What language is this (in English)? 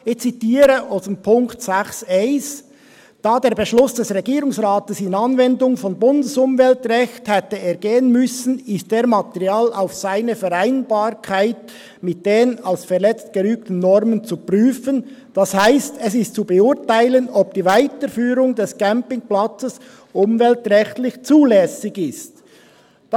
Swiss German